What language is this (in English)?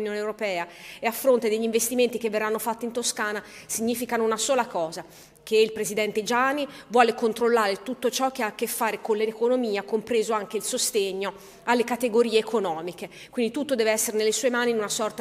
Italian